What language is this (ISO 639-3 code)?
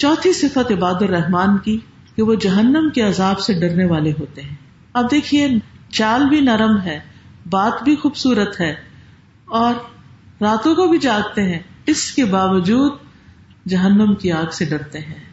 urd